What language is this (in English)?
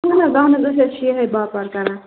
Kashmiri